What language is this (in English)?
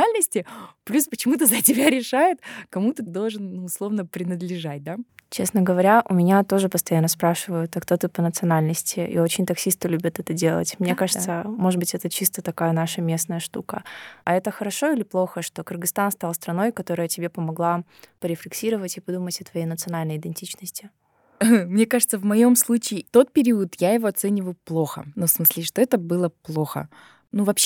Russian